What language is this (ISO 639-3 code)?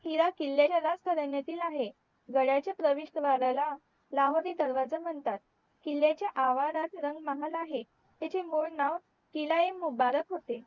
mar